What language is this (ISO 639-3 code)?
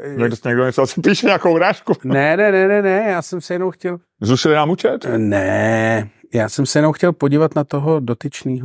ces